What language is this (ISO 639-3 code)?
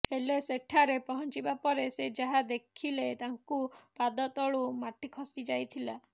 ori